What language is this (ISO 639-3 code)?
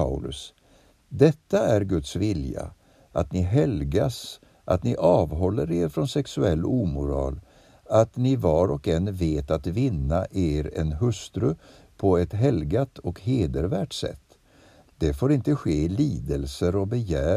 swe